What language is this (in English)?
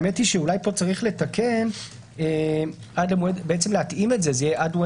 Hebrew